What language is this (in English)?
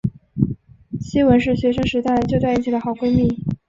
Chinese